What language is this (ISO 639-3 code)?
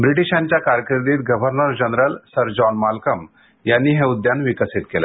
mar